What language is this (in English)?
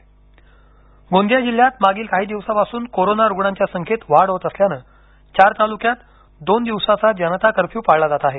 Marathi